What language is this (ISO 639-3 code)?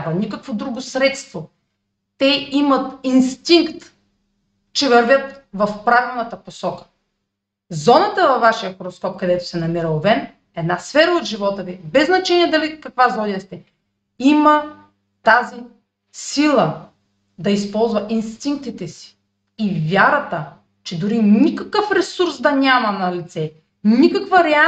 bul